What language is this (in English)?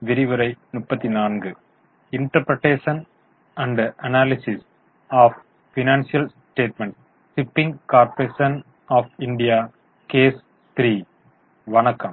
Tamil